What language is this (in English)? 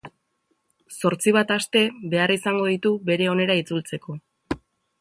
Basque